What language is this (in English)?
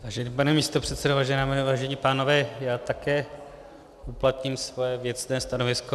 Czech